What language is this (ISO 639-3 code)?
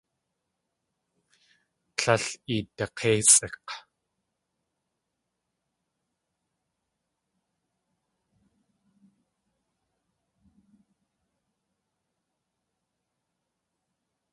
tli